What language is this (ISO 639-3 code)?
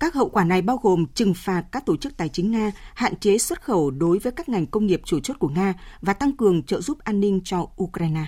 vie